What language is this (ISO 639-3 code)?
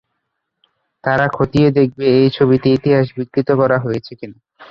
ben